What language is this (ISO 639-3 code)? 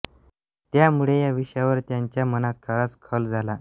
mar